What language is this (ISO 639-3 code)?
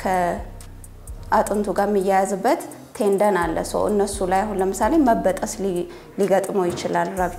ara